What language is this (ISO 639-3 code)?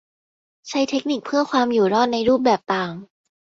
tha